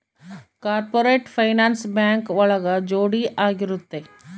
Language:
Kannada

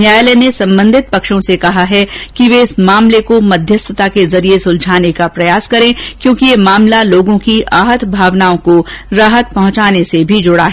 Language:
Hindi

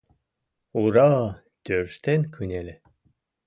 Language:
Mari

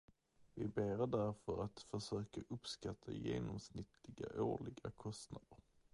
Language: Swedish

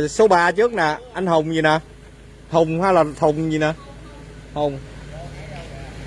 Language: Vietnamese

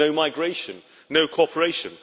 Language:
English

